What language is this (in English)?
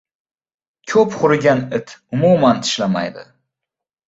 Uzbek